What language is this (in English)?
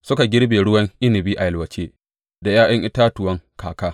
Hausa